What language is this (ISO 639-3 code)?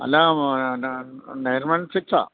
mal